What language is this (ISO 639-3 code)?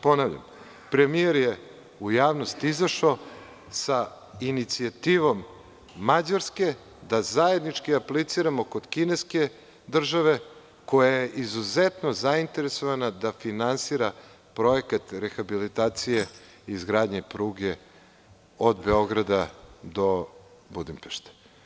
srp